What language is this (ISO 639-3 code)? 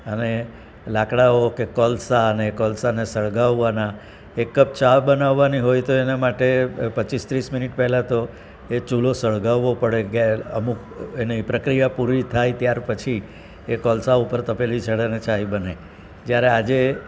guj